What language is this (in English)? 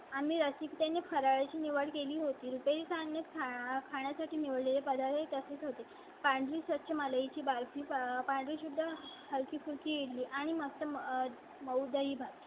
Marathi